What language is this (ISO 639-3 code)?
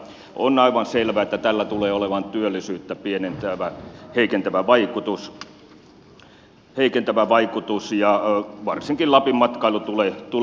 fin